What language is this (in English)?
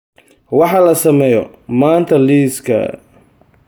Somali